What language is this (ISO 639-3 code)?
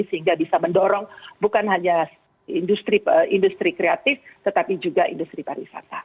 ind